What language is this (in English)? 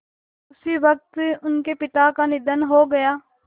Hindi